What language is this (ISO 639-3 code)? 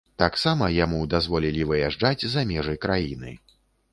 bel